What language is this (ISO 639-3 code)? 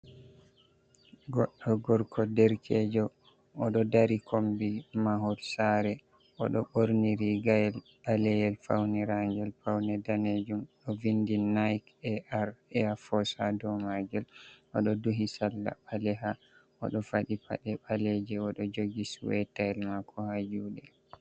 ful